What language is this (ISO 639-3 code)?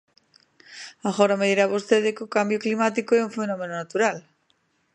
glg